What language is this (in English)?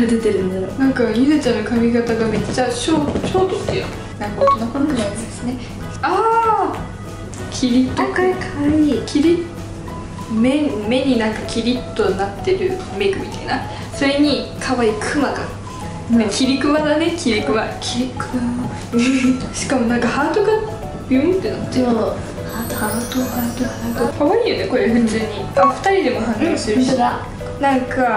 Japanese